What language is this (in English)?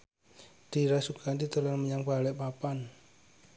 Javanese